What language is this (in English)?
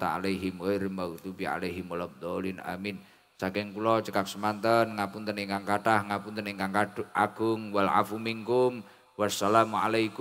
Indonesian